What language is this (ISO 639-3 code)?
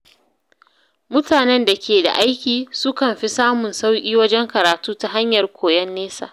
hau